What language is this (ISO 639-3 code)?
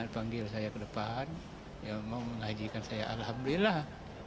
ind